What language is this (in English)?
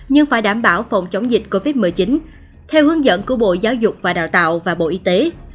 Vietnamese